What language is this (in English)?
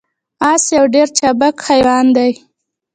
Pashto